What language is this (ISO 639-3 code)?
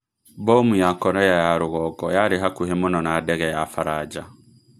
kik